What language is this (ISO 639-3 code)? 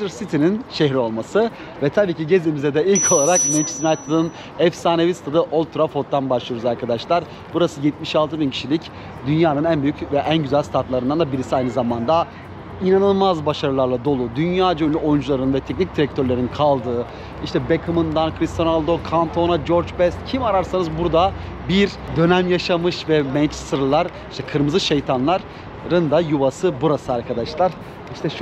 tur